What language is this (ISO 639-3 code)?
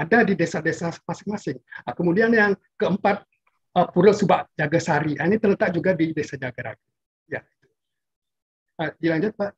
ind